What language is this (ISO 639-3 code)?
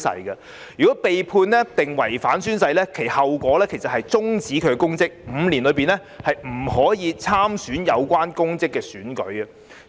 yue